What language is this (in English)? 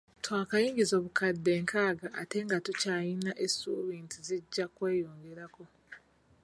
Ganda